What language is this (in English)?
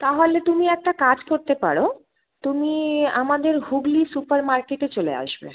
Bangla